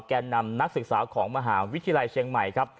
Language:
Thai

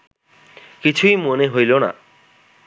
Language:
Bangla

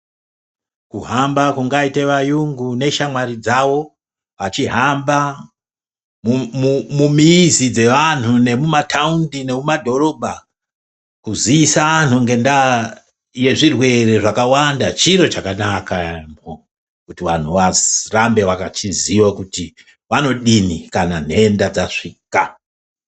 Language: Ndau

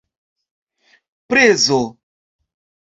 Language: Esperanto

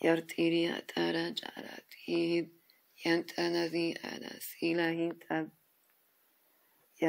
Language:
Persian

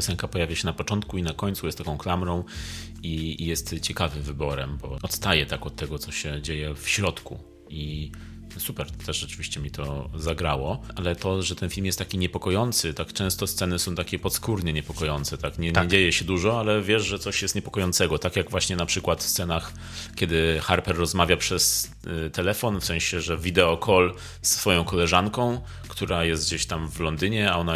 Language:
Polish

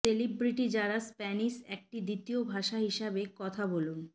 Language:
Bangla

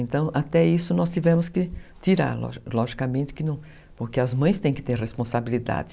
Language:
Portuguese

